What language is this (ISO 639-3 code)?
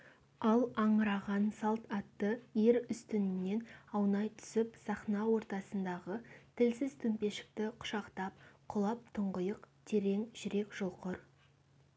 kaz